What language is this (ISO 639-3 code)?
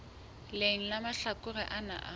sot